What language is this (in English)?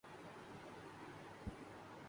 Urdu